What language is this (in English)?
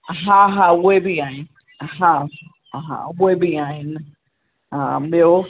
Sindhi